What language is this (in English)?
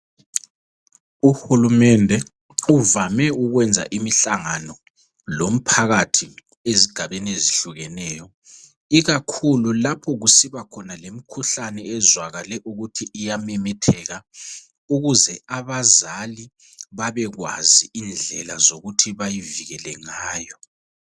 North Ndebele